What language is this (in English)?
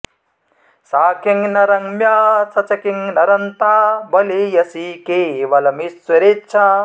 Sanskrit